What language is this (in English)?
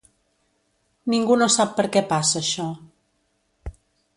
Catalan